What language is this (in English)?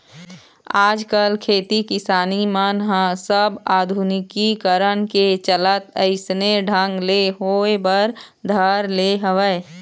Chhattisgarhi